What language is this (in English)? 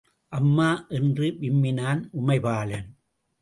Tamil